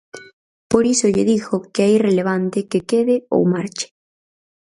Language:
Galician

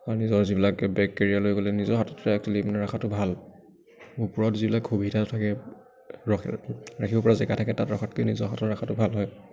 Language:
Assamese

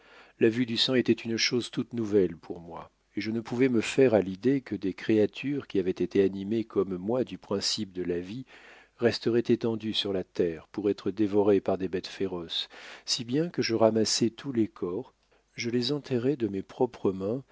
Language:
French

